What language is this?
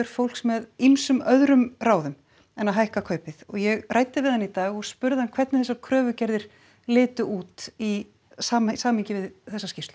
Icelandic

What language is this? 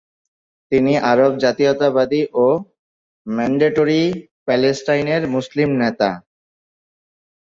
Bangla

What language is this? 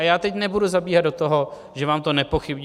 Czech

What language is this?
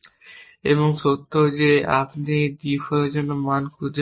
Bangla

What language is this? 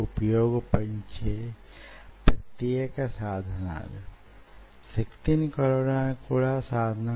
Telugu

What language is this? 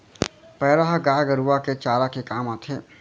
Chhattisgarhi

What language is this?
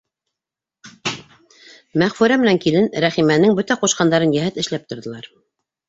Bashkir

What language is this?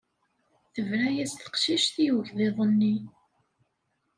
Kabyle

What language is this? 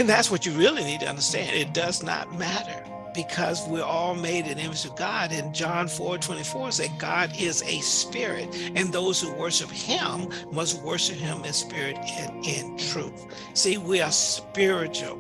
English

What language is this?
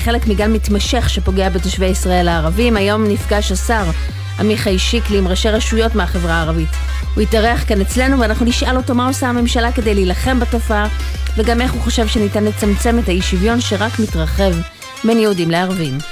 Hebrew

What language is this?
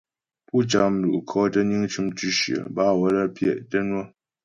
Ghomala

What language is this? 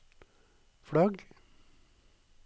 Norwegian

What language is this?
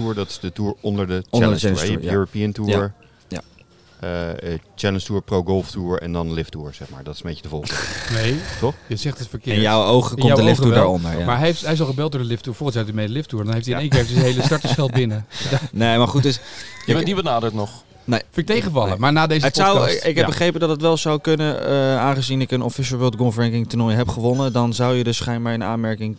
Dutch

